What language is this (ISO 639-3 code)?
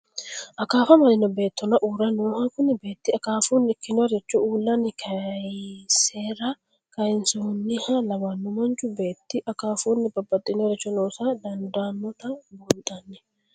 sid